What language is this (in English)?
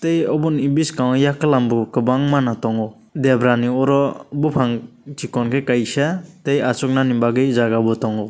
Kok Borok